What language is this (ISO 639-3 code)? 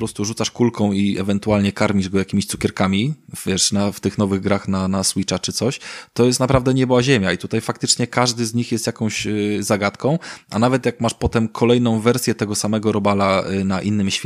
pol